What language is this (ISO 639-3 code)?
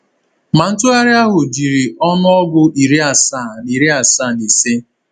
ibo